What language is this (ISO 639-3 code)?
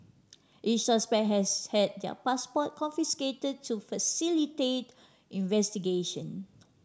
eng